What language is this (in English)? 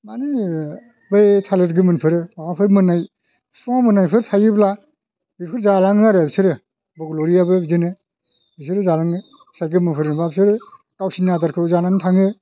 Bodo